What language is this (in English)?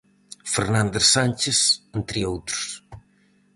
Galician